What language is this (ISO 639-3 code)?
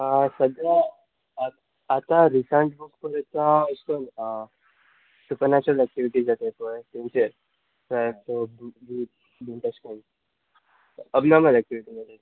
kok